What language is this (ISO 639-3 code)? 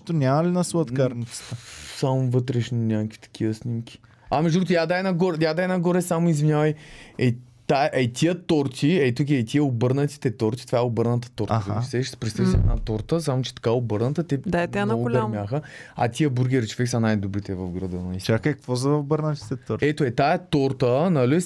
bul